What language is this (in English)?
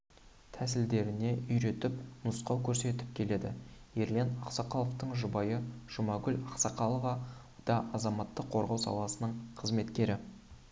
Kazakh